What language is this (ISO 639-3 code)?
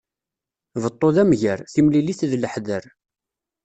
kab